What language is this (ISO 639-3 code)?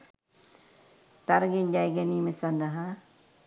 sin